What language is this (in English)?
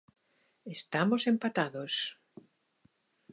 Galician